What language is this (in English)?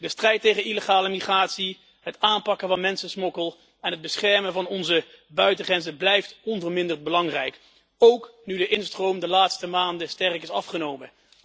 Dutch